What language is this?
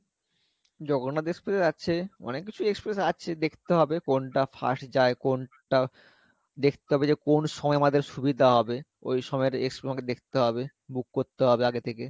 Bangla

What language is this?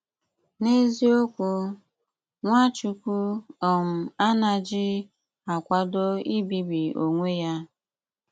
Igbo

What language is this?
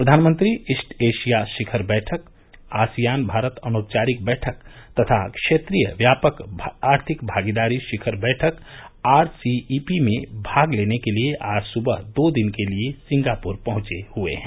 Hindi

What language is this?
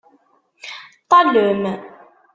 Kabyle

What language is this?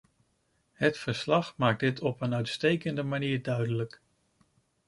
Dutch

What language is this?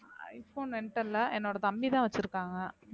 Tamil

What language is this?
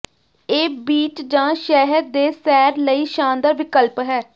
Punjabi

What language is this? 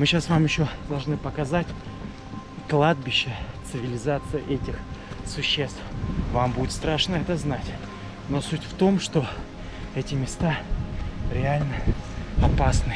Russian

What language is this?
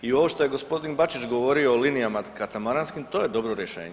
Croatian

